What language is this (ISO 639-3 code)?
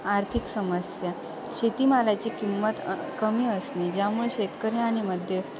mar